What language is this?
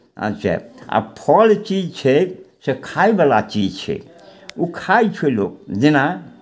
Maithili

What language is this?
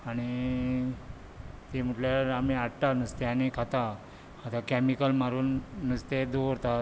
Konkani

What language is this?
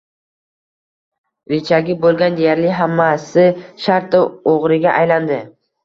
Uzbek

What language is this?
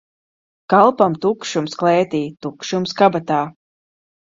Latvian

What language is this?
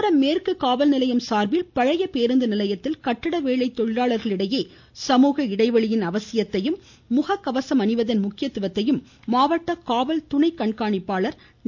Tamil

